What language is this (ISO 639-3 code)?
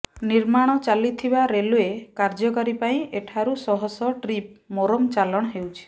ori